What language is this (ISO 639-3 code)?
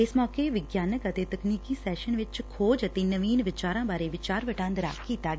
pan